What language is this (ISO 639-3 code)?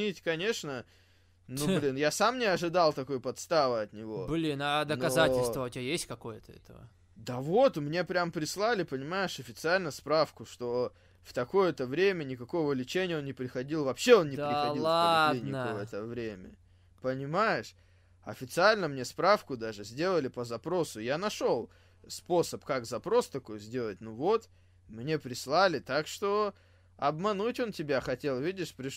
rus